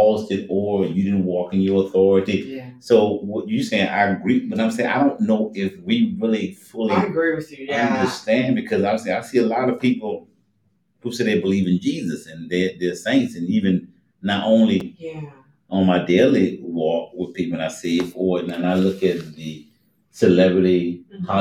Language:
English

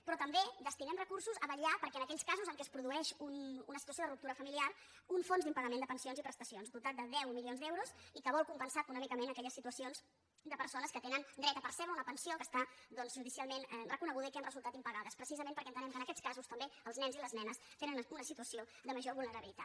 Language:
Catalan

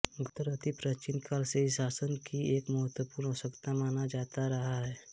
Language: Hindi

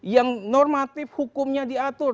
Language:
Indonesian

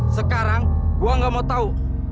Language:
Indonesian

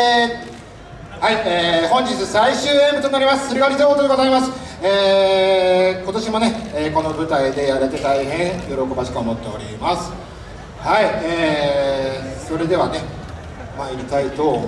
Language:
Japanese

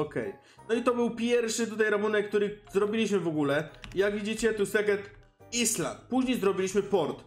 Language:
Polish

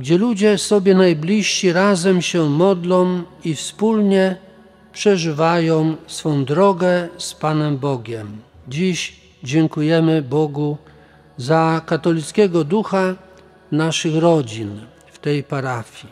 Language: Polish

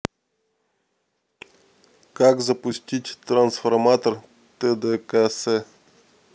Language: Russian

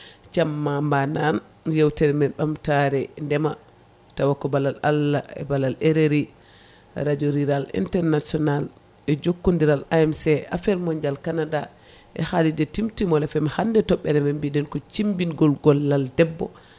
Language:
Fula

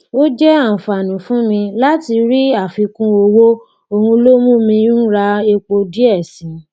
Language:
Yoruba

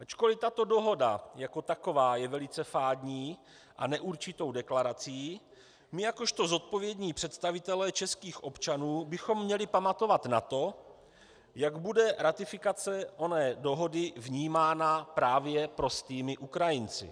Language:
Czech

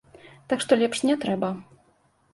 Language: Belarusian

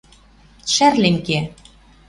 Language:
Western Mari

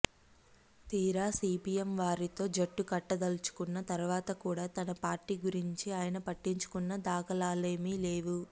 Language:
Telugu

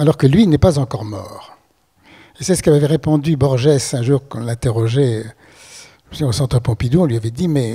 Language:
French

